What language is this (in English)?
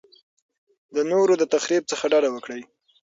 Pashto